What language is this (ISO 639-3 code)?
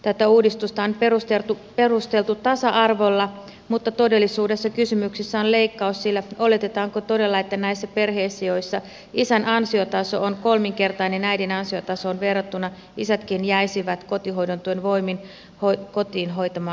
fin